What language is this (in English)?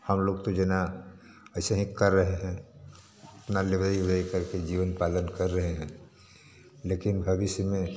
Hindi